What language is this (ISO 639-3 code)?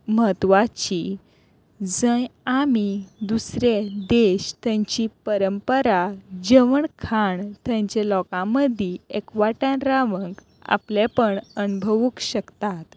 kok